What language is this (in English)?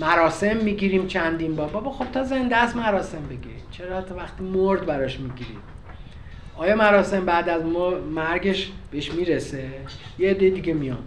Persian